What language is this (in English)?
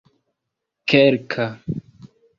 Esperanto